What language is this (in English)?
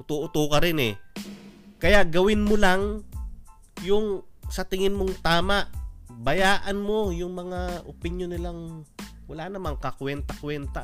Filipino